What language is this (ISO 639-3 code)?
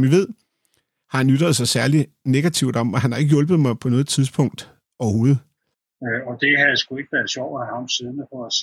dan